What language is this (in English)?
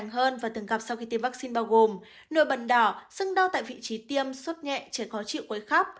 Vietnamese